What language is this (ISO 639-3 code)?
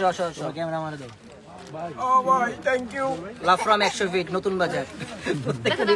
ind